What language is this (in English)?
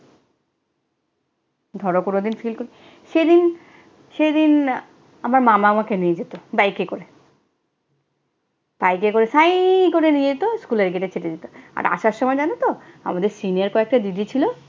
Bangla